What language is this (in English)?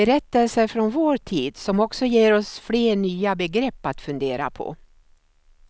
Swedish